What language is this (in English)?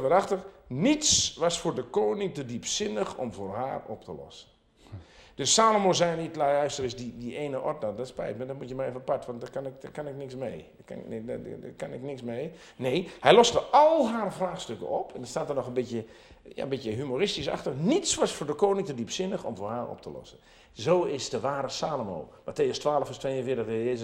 Dutch